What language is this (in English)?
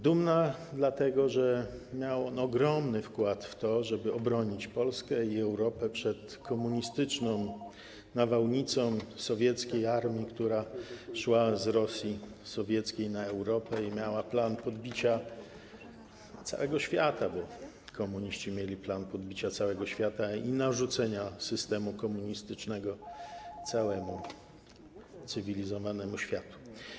Polish